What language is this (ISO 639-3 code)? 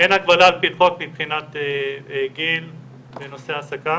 heb